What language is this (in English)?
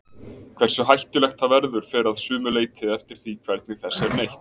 Icelandic